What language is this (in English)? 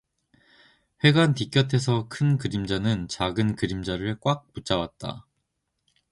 Korean